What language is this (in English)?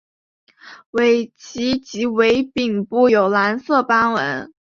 Chinese